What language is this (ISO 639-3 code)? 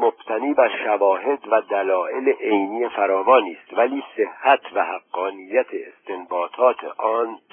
fas